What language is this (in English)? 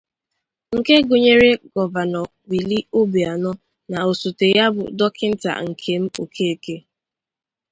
Igbo